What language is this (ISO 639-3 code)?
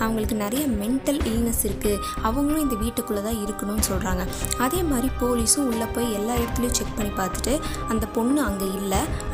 tam